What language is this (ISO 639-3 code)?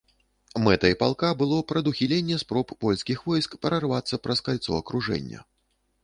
bel